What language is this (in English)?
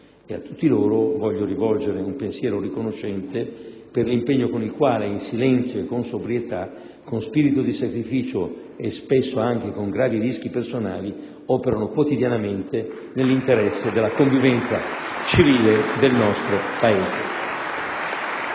Italian